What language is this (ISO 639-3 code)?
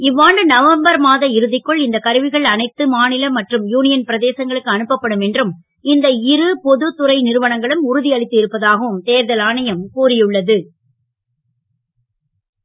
tam